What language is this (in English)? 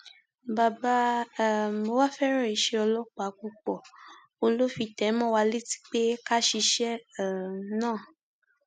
Yoruba